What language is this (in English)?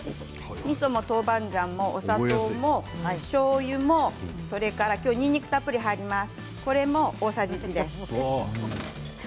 Japanese